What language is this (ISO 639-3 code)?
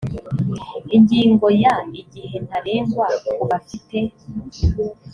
kin